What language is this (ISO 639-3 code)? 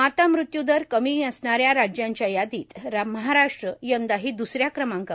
mar